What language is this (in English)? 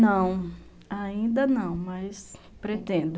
Portuguese